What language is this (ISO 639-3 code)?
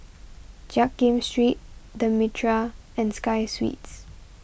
eng